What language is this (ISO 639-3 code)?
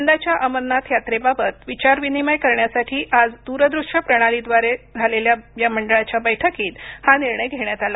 mar